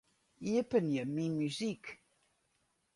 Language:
Western Frisian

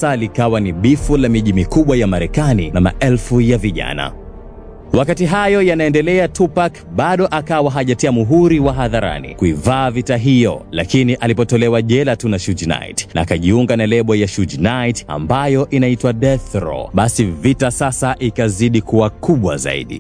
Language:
Swahili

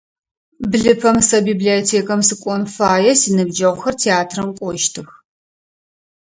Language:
Adyghe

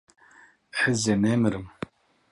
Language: Kurdish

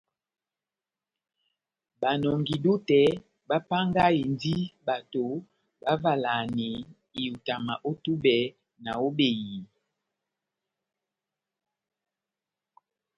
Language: Batanga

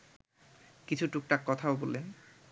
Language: Bangla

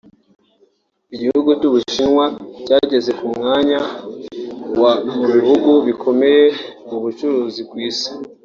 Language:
Kinyarwanda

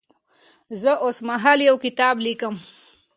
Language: Pashto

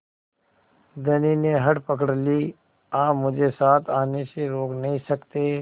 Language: Hindi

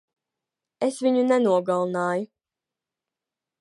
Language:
Latvian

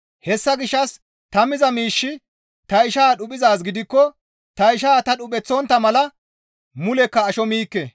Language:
Gamo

